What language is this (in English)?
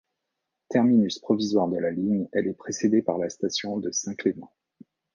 French